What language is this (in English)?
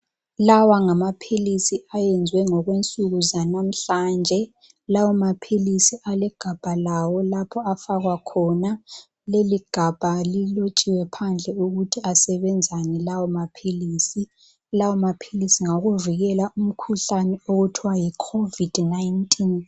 North Ndebele